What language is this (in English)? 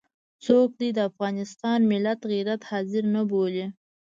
Pashto